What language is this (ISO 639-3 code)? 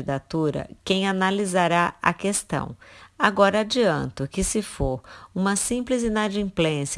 por